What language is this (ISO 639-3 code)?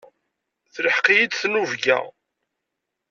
kab